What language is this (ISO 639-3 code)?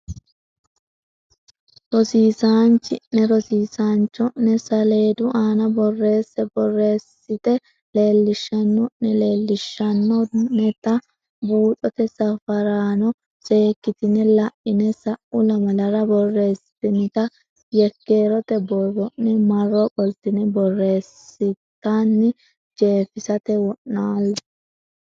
sid